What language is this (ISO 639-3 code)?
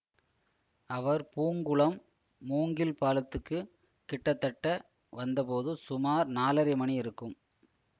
tam